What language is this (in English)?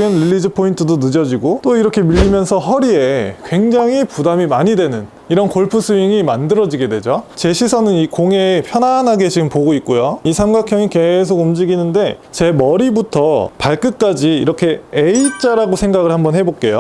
Korean